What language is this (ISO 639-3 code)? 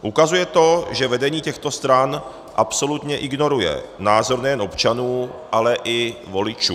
ces